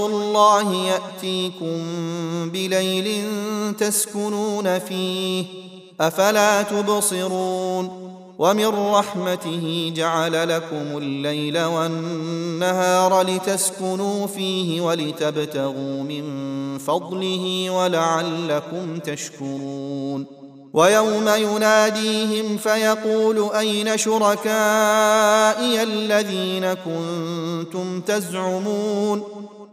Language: Arabic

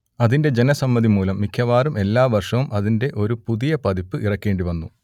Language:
Malayalam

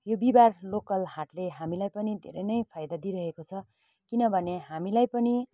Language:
Nepali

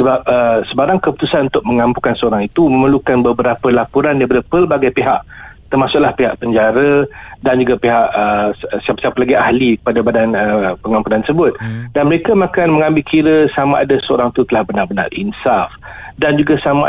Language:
Malay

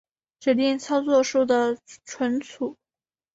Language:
Chinese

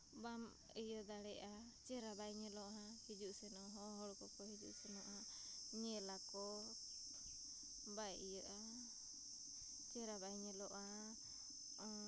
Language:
Santali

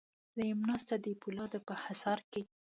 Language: Pashto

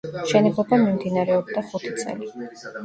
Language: Georgian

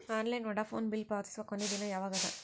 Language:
Kannada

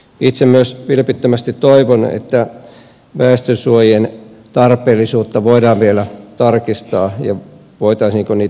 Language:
Finnish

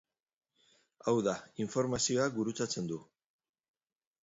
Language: Basque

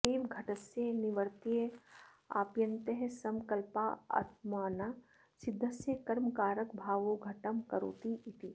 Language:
Sanskrit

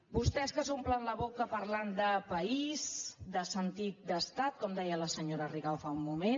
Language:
Catalan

